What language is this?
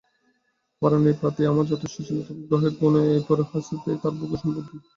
Bangla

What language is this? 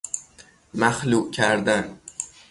Persian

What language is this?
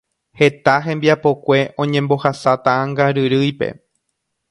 Guarani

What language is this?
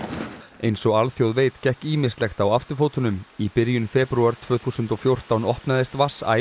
Icelandic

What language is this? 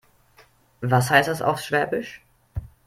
German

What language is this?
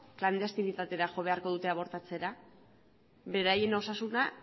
Basque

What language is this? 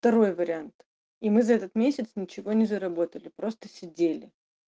Russian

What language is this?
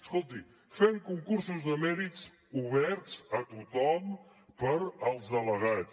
Catalan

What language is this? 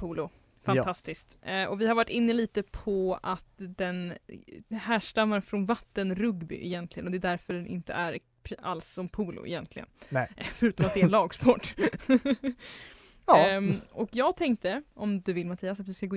Swedish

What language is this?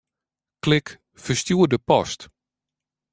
Western Frisian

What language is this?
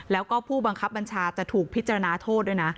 Thai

